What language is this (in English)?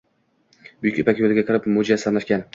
Uzbek